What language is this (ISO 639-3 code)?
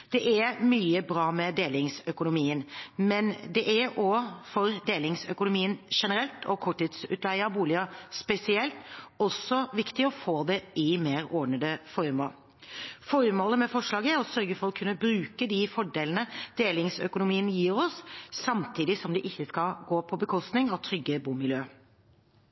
nob